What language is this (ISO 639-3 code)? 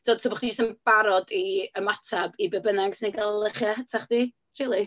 cym